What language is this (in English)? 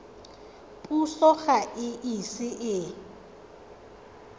Tswana